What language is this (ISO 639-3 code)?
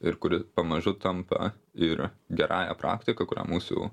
lit